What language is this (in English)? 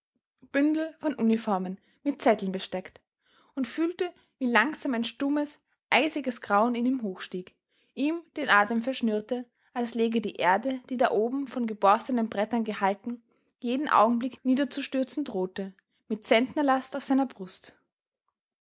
German